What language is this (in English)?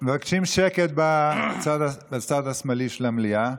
Hebrew